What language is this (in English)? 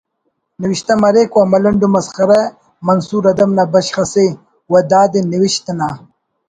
Brahui